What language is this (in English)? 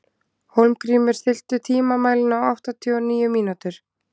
Icelandic